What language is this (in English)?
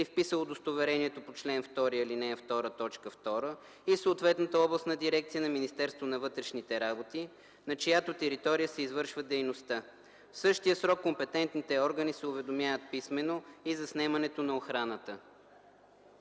Bulgarian